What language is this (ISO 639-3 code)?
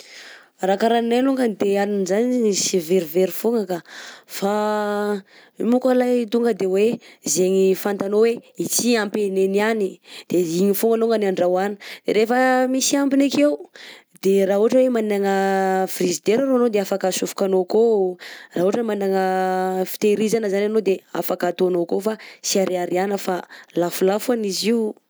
bzc